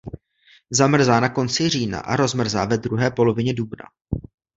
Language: Czech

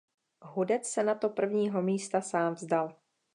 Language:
Czech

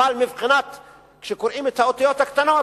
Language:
Hebrew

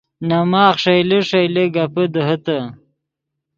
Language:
Yidgha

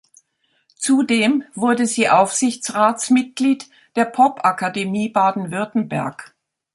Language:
German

